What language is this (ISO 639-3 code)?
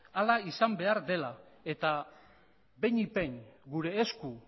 eus